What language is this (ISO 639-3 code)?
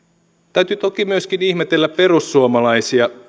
fin